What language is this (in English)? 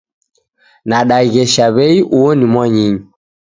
Taita